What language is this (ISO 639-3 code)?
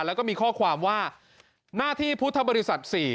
tha